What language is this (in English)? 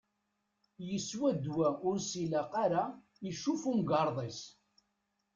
Kabyle